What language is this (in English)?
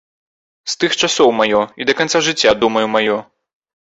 Belarusian